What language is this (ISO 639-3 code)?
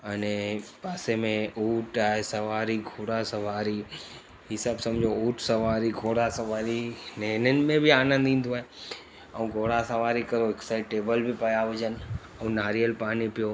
snd